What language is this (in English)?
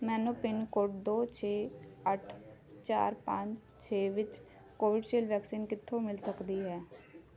Punjabi